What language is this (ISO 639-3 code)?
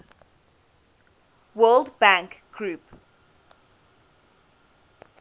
eng